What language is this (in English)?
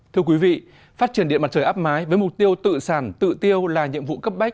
Vietnamese